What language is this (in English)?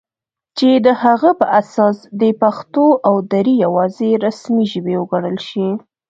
Pashto